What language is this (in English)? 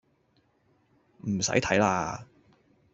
Cantonese